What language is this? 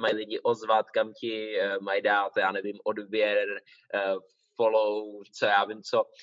Czech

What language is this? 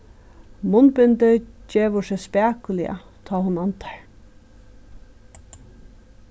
Faroese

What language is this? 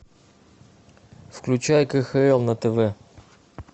Russian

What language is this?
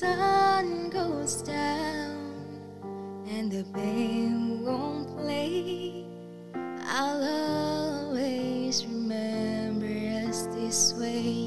Malay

